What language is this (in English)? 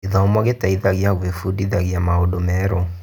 Kikuyu